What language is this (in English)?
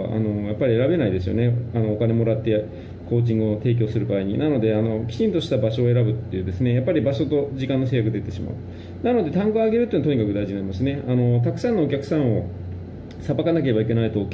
Japanese